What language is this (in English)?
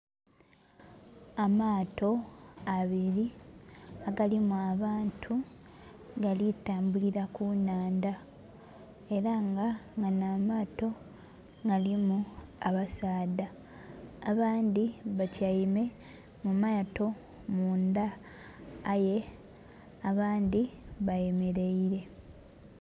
Soga